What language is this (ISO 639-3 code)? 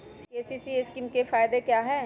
mag